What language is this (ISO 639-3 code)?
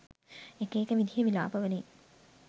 sin